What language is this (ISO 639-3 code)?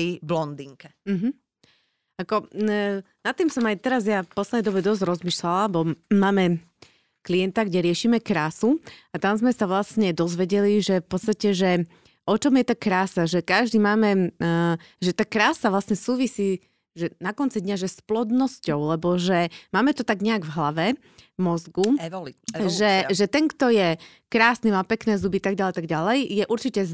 slk